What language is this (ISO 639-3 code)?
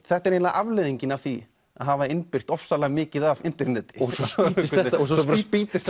isl